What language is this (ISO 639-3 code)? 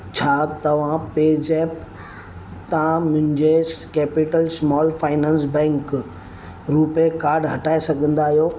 snd